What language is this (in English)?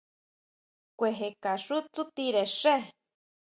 Huautla Mazatec